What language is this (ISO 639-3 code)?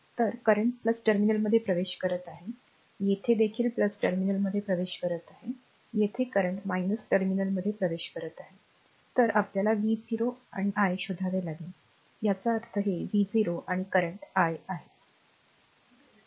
mar